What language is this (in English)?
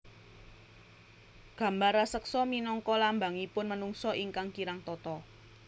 Javanese